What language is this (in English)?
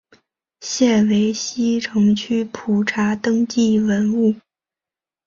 Chinese